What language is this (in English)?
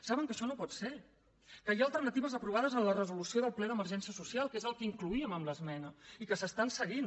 Catalan